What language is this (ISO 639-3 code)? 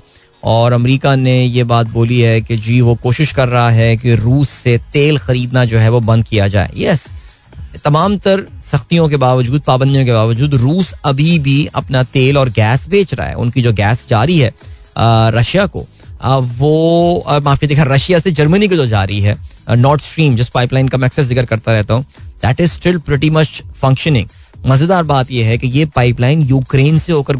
hin